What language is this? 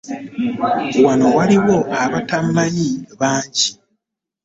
Ganda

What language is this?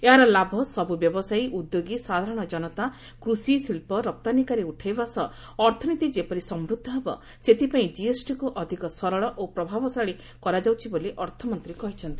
Odia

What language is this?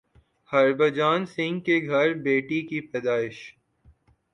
Urdu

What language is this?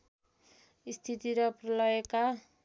Nepali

